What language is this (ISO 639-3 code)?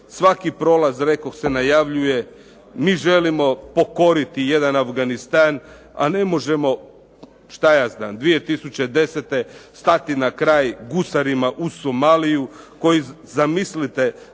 hrv